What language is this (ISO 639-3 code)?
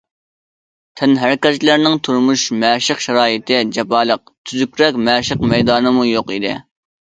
uig